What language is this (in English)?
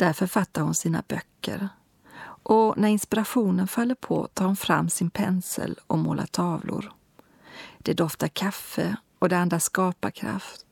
Swedish